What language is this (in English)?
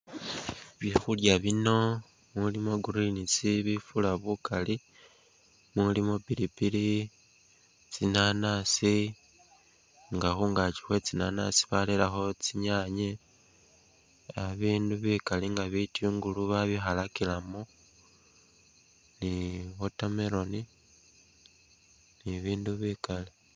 Masaaba